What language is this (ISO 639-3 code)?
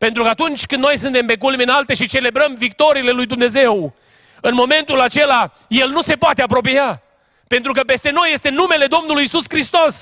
ron